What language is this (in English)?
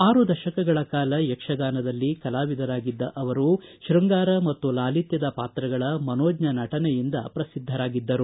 Kannada